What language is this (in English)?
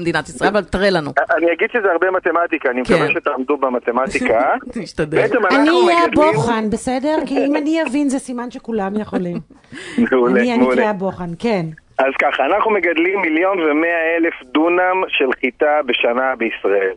Hebrew